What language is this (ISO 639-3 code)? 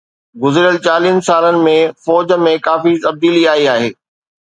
snd